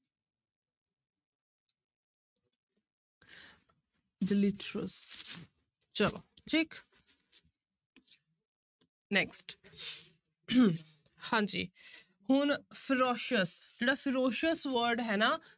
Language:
Punjabi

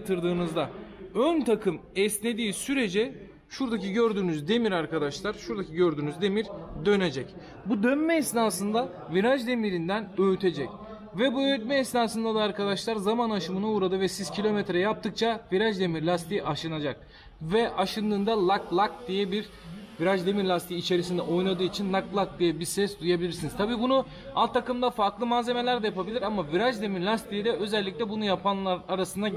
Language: Turkish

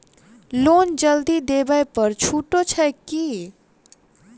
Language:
Maithili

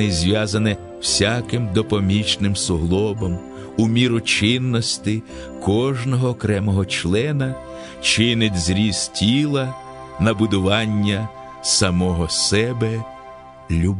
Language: Ukrainian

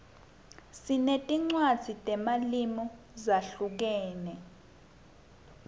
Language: Swati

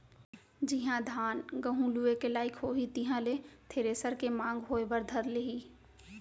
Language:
Chhattisgarhi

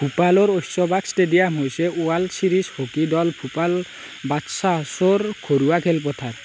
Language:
Assamese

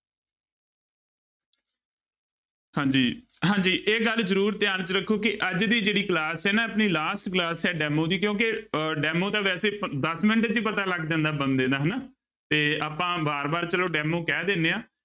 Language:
Punjabi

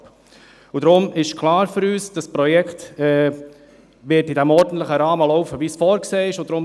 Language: Swiss German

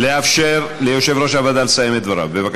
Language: Hebrew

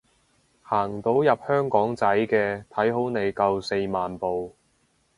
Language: Cantonese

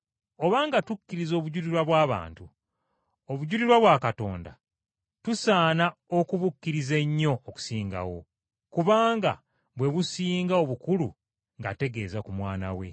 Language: Ganda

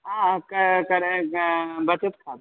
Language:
Sanskrit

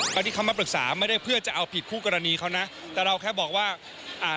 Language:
Thai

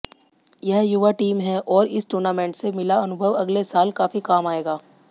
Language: Hindi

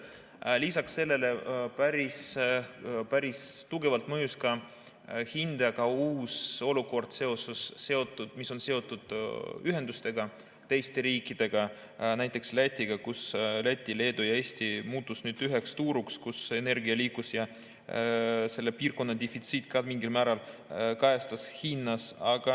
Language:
Estonian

